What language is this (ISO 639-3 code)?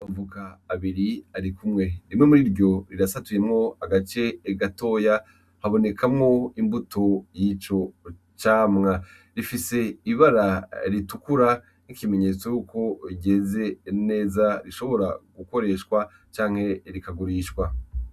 run